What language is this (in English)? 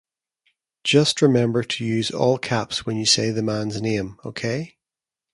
English